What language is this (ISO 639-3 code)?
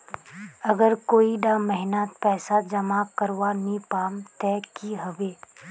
mag